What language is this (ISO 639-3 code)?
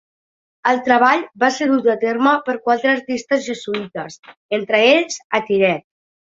cat